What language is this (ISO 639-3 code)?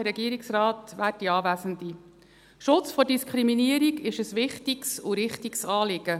gsw